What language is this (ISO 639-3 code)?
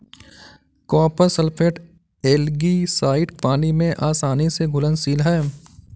hin